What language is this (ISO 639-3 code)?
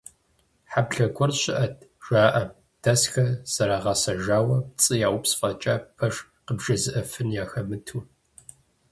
kbd